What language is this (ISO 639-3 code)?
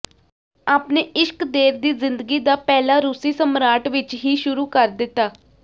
pan